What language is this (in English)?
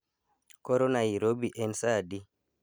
Luo (Kenya and Tanzania)